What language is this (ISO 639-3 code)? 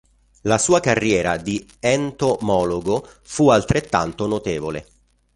ita